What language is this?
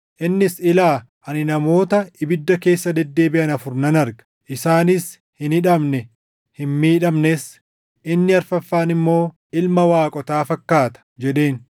Oromo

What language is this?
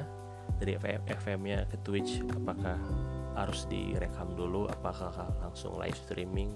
Indonesian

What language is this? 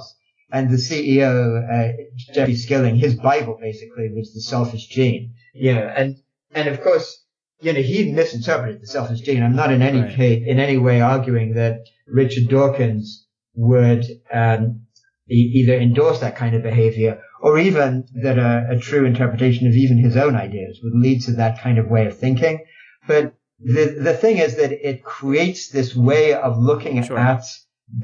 English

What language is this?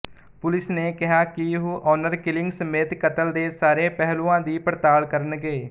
Punjabi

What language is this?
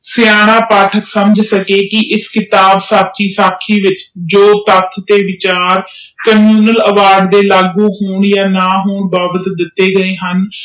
Punjabi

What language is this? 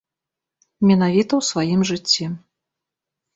Belarusian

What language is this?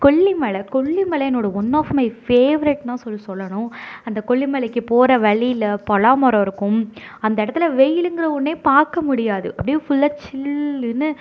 Tamil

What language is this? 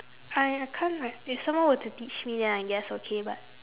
English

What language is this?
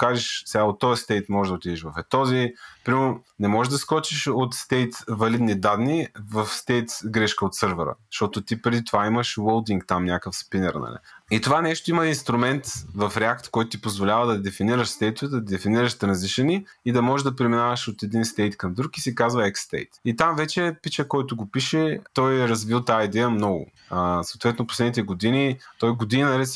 Bulgarian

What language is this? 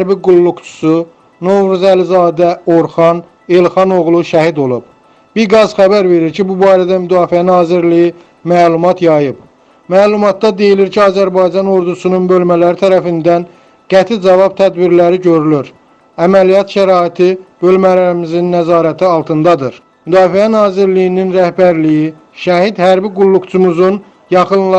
Turkish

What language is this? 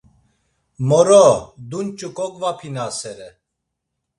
Laz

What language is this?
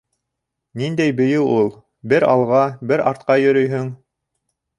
Bashkir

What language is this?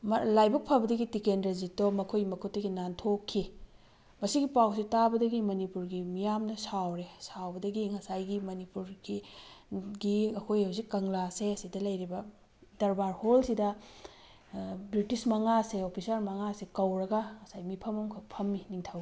Manipuri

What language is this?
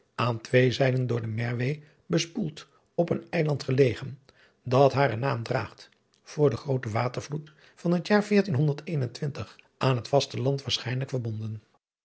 Dutch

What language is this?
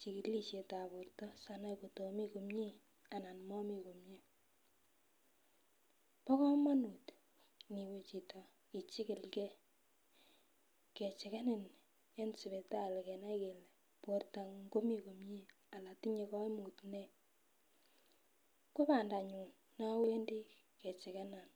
Kalenjin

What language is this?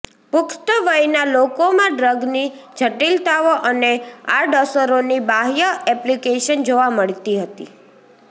Gujarati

